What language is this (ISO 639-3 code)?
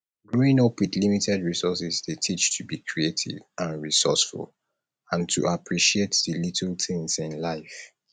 pcm